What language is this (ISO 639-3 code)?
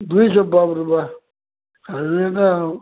ori